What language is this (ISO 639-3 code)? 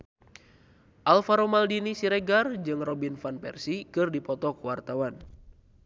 sun